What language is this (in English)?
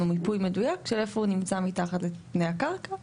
Hebrew